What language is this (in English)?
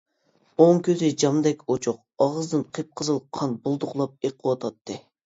Uyghur